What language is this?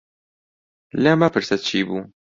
Central Kurdish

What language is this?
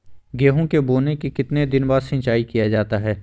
Magahi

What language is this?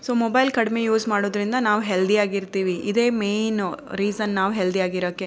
Kannada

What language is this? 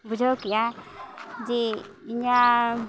Santali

